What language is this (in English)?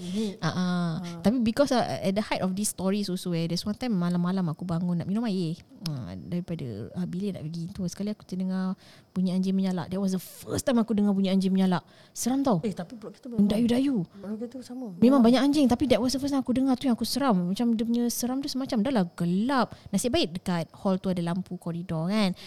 Malay